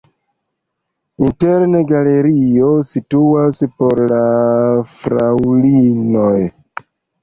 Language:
Esperanto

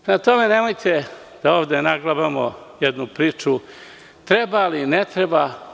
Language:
Serbian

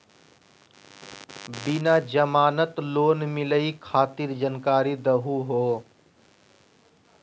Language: Magahi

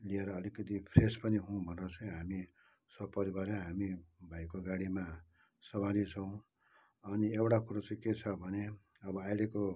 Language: Nepali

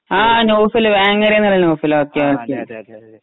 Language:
Malayalam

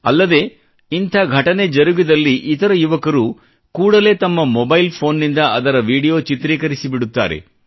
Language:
Kannada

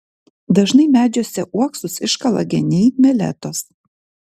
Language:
Lithuanian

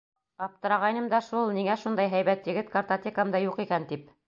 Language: Bashkir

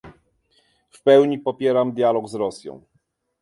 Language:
Polish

